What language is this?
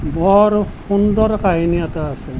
Assamese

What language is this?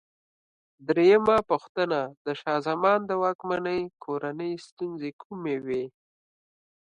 Pashto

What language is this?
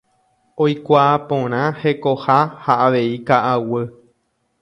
Guarani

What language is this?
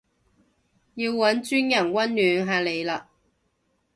Cantonese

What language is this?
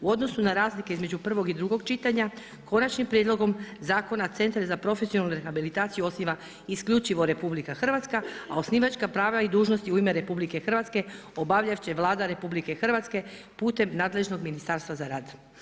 Croatian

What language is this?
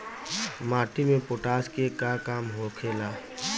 Bhojpuri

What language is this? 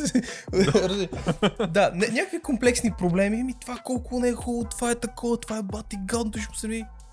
Bulgarian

